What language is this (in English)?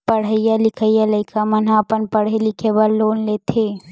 Chhattisgarhi